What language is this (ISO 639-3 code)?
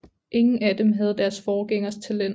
dan